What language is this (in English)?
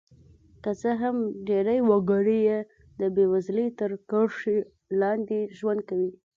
Pashto